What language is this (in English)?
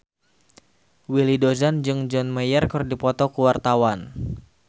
Sundanese